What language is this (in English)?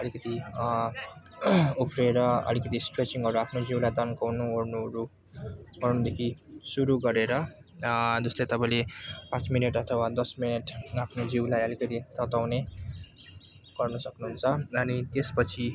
Nepali